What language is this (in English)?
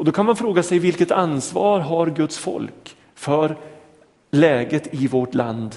Swedish